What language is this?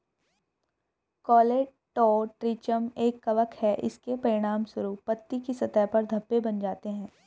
Hindi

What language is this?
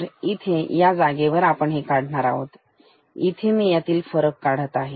Marathi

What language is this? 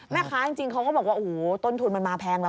Thai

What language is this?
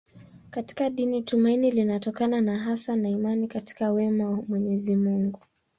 Swahili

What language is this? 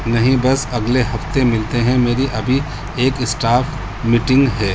Urdu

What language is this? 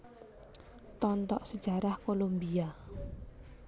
Javanese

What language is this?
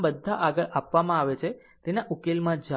Gujarati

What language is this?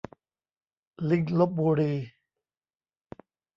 Thai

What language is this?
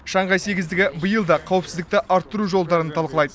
Kazakh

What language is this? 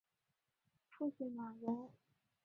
Chinese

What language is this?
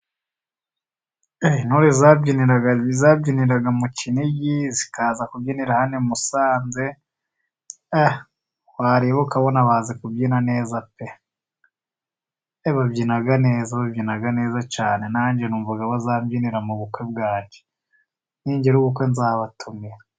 Kinyarwanda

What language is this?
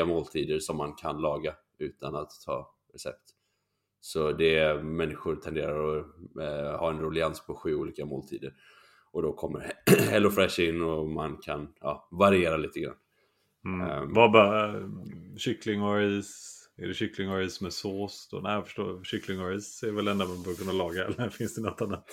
Swedish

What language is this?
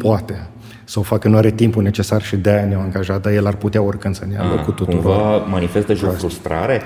Romanian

